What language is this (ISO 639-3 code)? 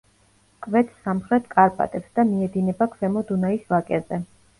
kat